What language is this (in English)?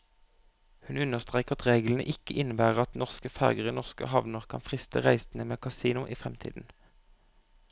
Norwegian